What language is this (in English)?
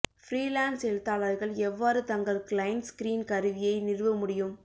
Tamil